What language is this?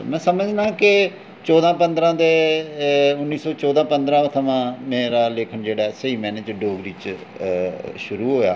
Dogri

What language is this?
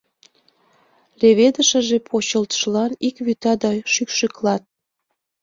Mari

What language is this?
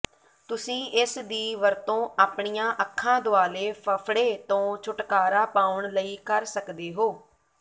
Punjabi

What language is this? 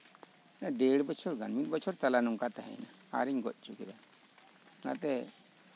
Santali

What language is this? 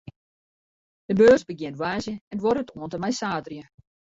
Western Frisian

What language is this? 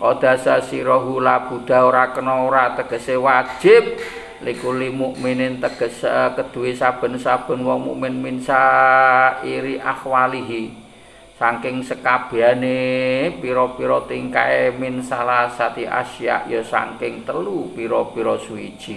Indonesian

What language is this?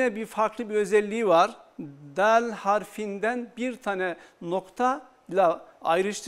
Turkish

